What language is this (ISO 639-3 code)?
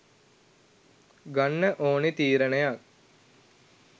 sin